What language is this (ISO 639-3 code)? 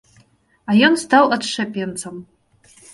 bel